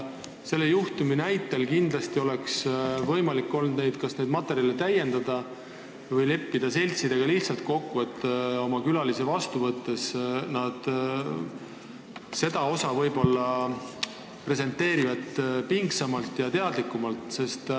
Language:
Estonian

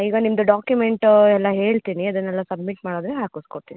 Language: Kannada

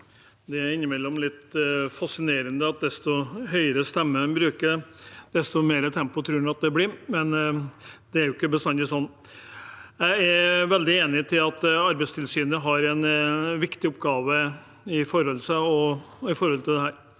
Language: Norwegian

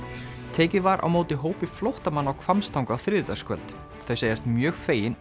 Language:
Icelandic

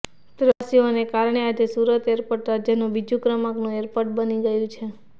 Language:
Gujarati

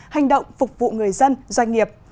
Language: Vietnamese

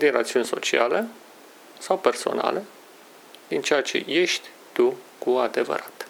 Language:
Romanian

